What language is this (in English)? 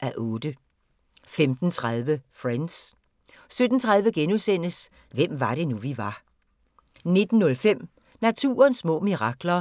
Danish